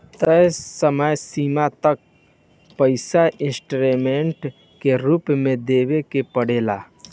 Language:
Bhojpuri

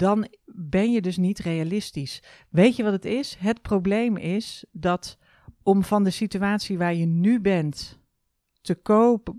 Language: Dutch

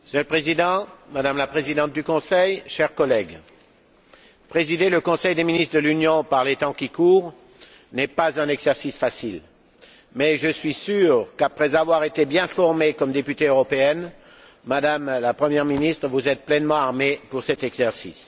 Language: French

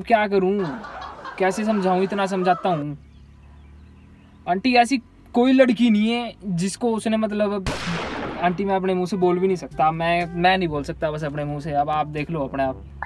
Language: Hindi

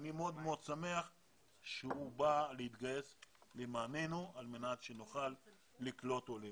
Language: Hebrew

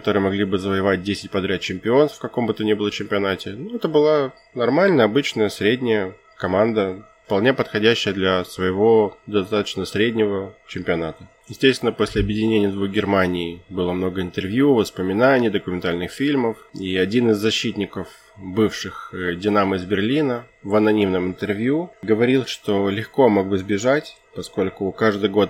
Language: Russian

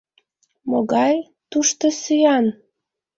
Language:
Mari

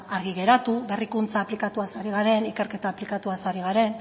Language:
Basque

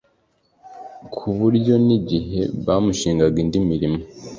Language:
Kinyarwanda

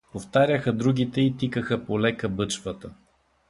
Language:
Bulgarian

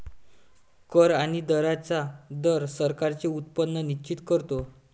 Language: Marathi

